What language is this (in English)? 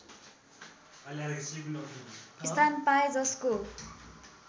Nepali